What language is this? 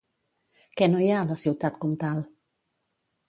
Catalan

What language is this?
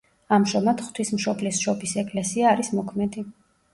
Georgian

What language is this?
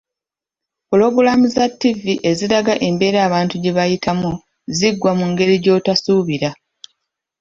Ganda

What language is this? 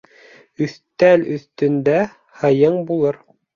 Bashkir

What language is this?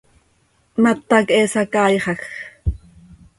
Seri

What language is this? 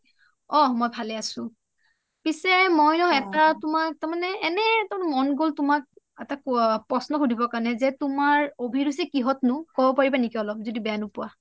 Assamese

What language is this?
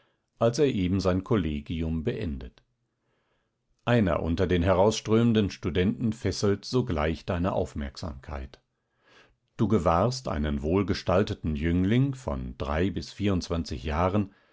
German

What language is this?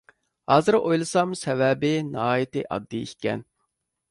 Uyghur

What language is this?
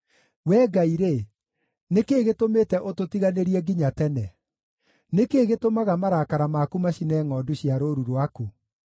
Kikuyu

